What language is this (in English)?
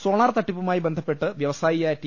Malayalam